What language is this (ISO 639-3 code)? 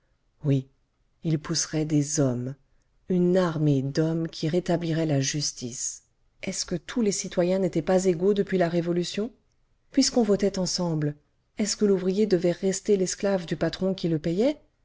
fra